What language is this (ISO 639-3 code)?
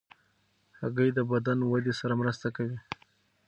pus